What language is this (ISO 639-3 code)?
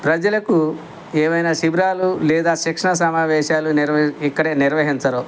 tel